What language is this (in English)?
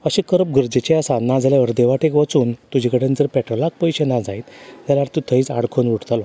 Konkani